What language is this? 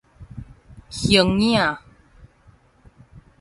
Min Nan Chinese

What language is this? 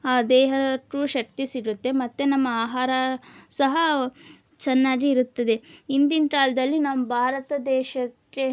Kannada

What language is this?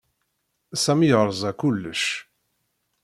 Kabyle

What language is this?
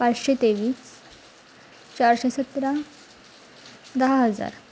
Marathi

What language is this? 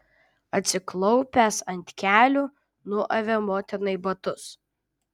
Lithuanian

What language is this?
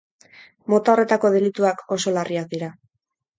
Basque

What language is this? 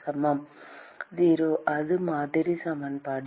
Tamil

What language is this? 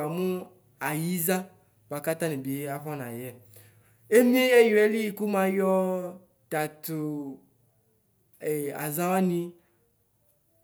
Ikposo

